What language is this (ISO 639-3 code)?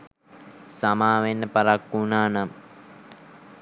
sin